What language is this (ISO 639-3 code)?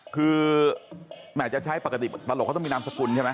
tha